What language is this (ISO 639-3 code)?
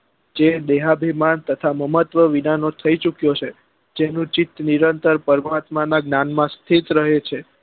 guj